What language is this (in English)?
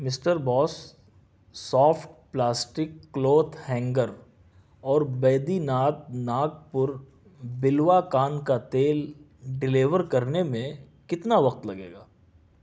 Urdu